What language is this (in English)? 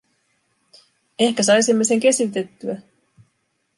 Finnish